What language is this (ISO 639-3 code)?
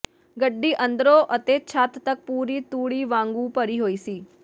pan